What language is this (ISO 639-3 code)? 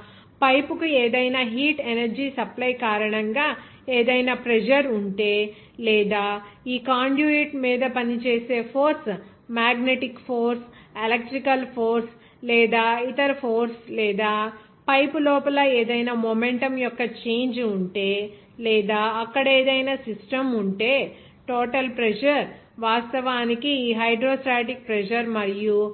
tel